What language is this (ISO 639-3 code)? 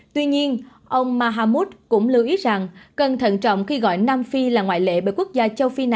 vie